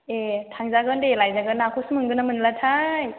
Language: Bodo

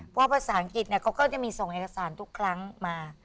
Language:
Thai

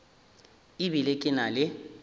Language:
Northern Sotho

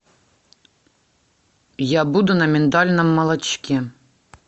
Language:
Russian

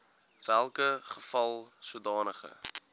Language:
Afrikaans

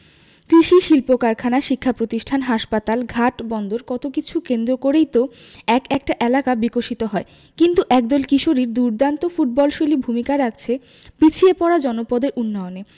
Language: Bangla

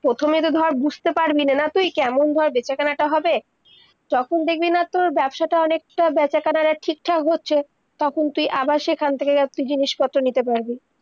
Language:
Bangla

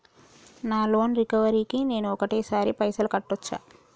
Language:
Telugu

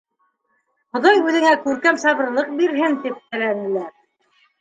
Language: Bashkir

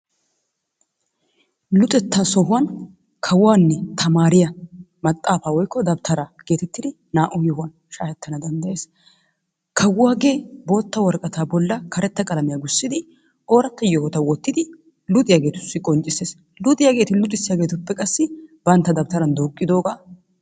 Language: Wolaytta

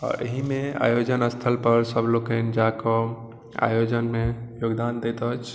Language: Maithili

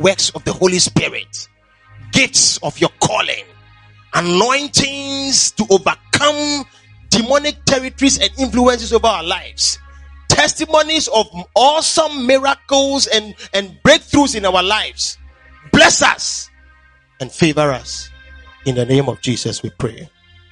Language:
English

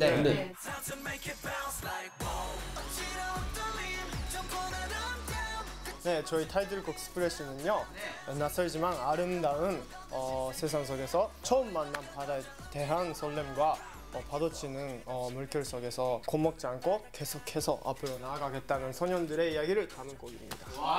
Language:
Korean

